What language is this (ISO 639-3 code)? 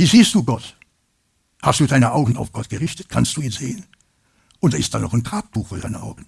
deu